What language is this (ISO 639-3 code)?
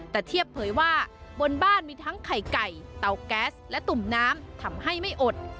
tha